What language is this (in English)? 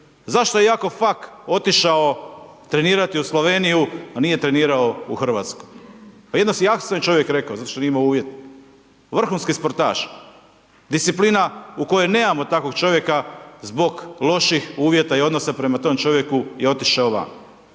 Croatian